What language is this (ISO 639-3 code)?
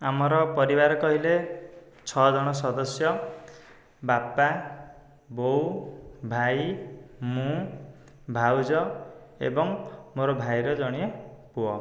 ori